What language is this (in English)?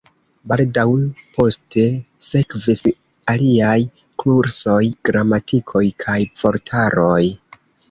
Esperanto